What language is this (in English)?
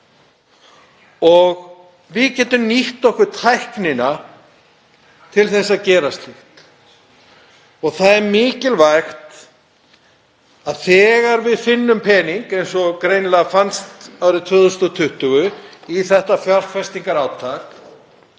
Icelandic